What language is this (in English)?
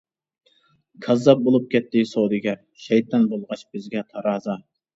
Uyghur